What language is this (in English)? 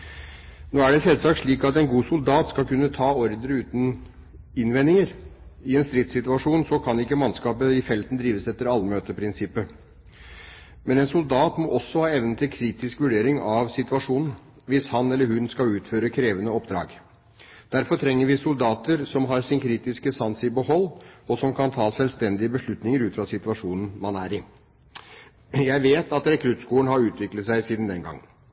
Norwegian Bokmål